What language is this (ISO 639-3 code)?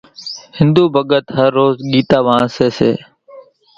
gjk